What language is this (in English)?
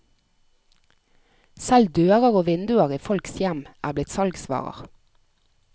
Norwegian